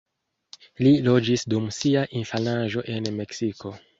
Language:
Esperanto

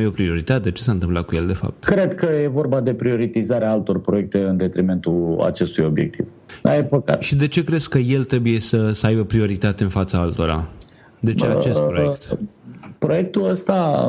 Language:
Romanian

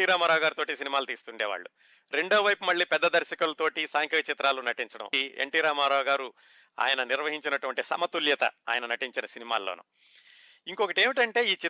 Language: Telugu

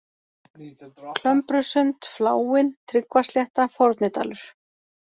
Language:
Icelandic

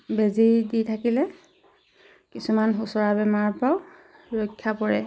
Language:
Assamese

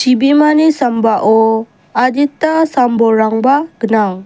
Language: Garo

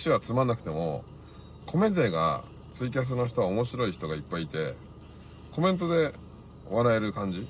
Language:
Japanese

